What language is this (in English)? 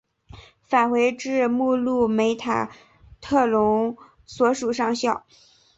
Chinese